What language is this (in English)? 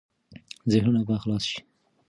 Pashto